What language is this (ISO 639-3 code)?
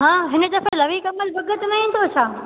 snd